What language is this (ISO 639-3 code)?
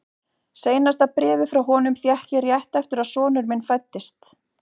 isl